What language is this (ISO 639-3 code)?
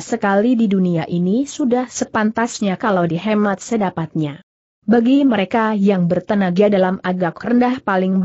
ind